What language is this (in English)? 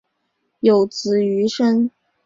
Chinese